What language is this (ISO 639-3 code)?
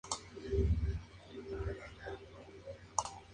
spa